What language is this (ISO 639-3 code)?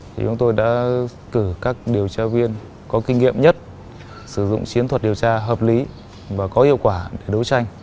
vie